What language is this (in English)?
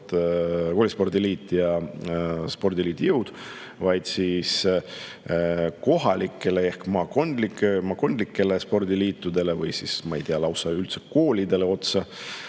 Estonian